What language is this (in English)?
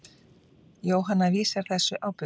Icelandic